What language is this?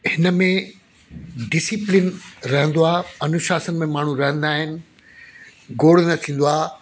Sindhi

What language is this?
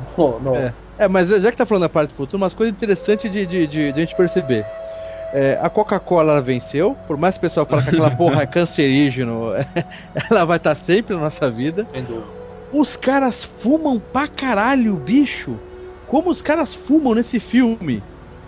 Portuguese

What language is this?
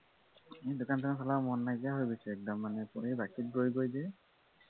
Assamese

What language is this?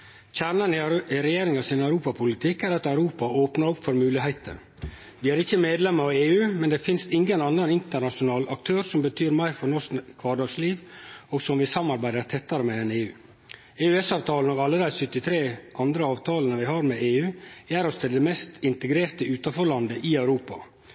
Norwegian Nynorsk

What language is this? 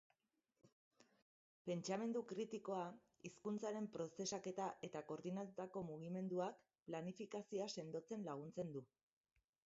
Basque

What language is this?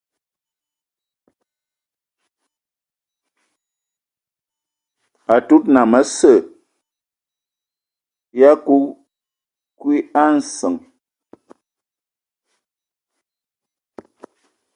Ewondo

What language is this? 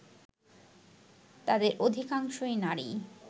Bangla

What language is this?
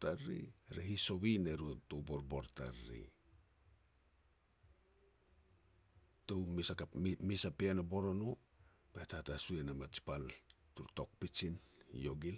Petats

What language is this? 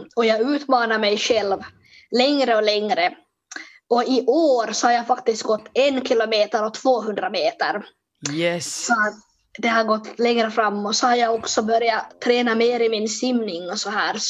Swedish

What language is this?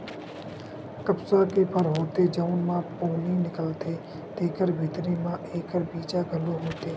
Chhattisgarhi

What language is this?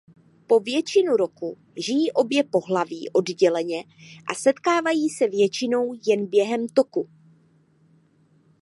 Czech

